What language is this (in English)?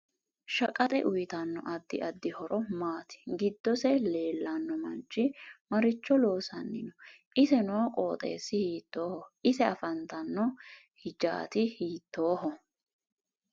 Sidamo